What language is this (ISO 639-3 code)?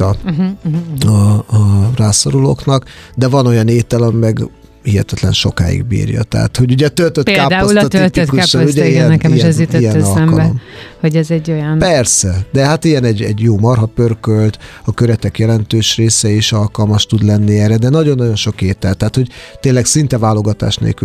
hun